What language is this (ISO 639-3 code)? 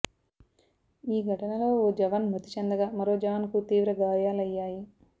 tel